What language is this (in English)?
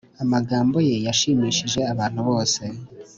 Kinyarwanda